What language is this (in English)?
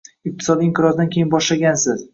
Uzbek